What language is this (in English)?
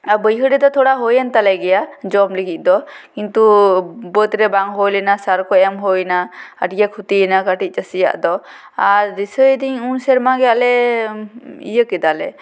Santali